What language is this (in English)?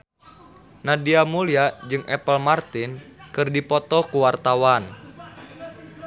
Sundanese